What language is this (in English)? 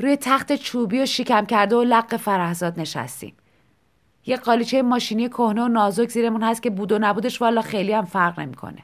Persian